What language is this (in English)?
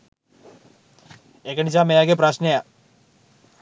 Sinhala